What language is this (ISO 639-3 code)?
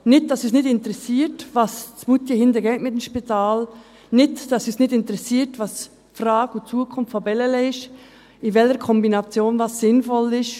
gsw